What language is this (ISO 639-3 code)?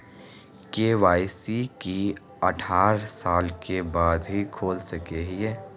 mag